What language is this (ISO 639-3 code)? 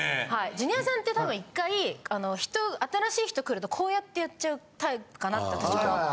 jpn